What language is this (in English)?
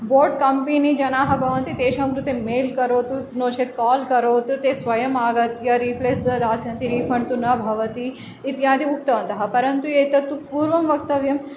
Sanskrit